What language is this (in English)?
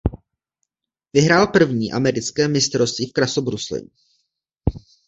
Czech